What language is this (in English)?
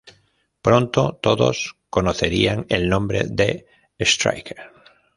Spanish